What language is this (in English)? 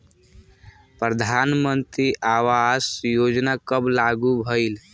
Bhojpuri